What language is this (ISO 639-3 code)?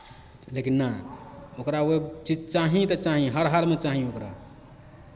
mai